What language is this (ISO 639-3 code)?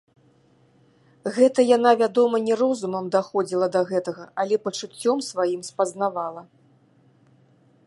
bel